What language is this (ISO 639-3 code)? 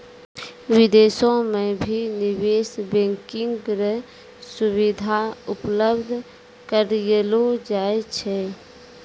mai